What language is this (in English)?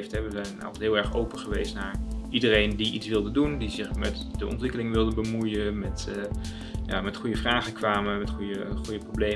Dutch